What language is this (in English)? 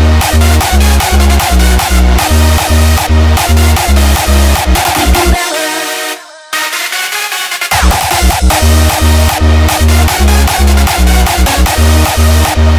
Dutch